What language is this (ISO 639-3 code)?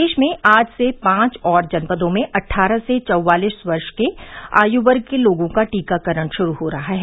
hin